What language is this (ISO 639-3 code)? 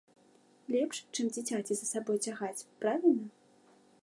bel